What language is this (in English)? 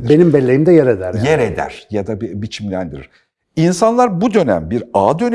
Turkish